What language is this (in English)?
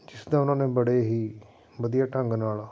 Punjabi